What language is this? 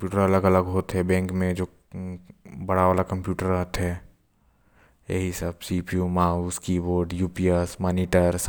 Korwa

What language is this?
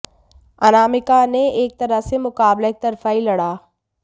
Hindi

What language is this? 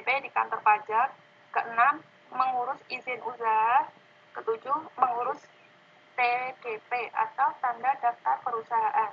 Indonesian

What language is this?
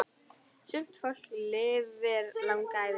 Icelandic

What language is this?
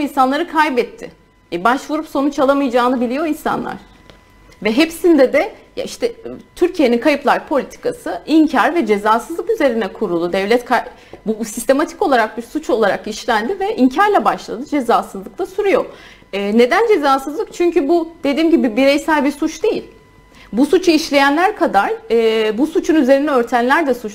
Turkish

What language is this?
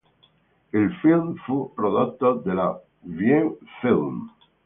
Italian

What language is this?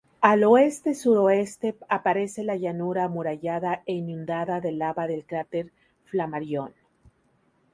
Spanish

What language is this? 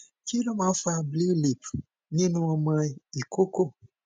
Yoruba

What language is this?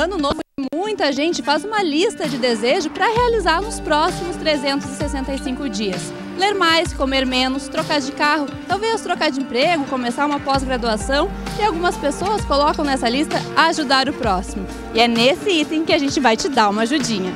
Portuguese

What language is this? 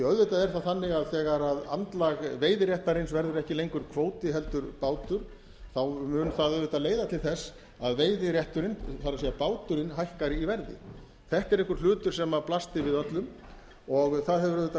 Icelandic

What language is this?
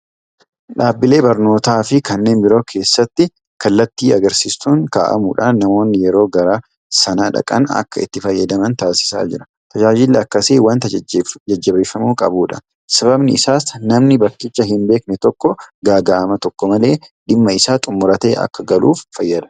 Oromo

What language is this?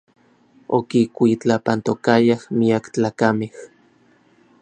Orizaba Nahuatl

